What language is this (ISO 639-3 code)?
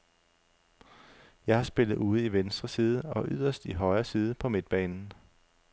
dan